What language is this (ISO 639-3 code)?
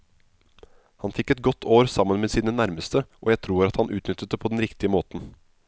nor